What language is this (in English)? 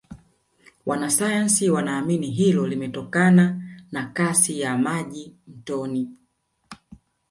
Swahili